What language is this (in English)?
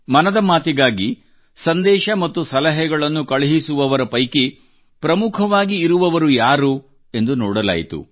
Kannada